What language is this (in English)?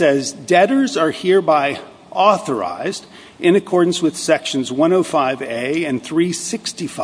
English